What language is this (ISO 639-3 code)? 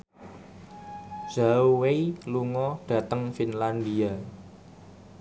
jav